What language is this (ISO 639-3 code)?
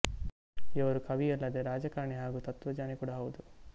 kan